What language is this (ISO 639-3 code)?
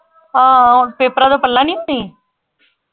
pan